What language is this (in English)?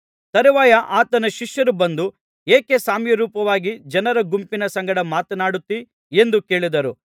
Kannada